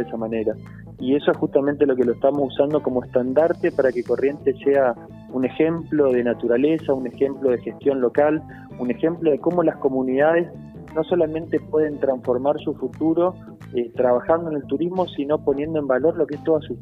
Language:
Spanish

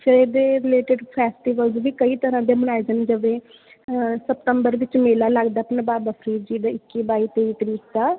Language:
Punjabi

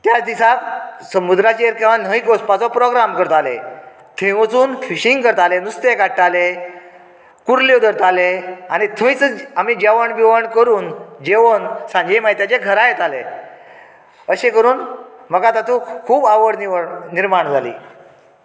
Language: Konkani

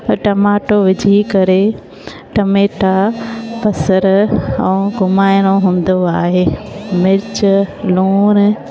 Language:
Sindhi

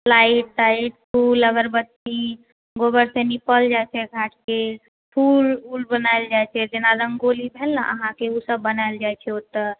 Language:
Maithili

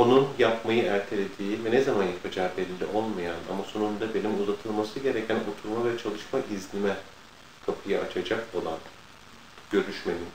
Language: Turkish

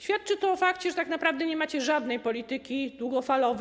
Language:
Polish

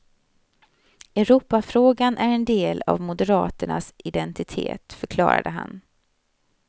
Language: Swedish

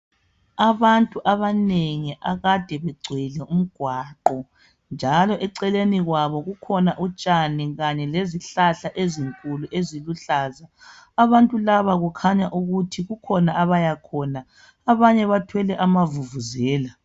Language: North Ndebele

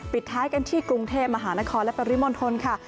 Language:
Thai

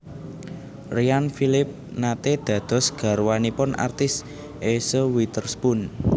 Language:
Javanese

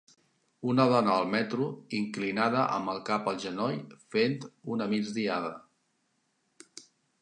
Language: Catalan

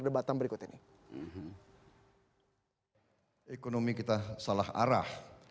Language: Indonesian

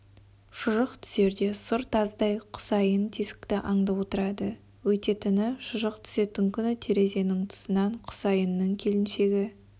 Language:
Kazakh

